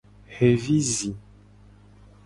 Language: Gen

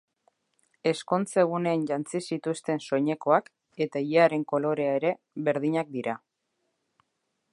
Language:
Basque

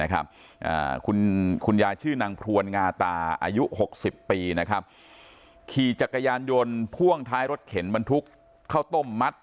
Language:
Thai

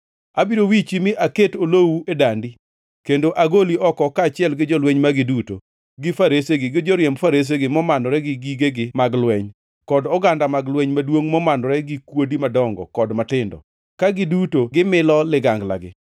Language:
Luo (Kenya and Tanzania)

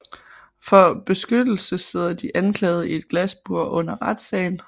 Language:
Danish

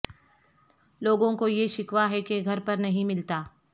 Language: Urdu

